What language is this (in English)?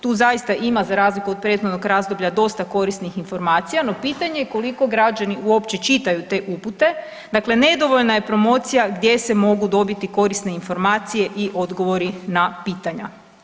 Croatian